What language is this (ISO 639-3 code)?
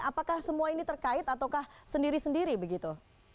ind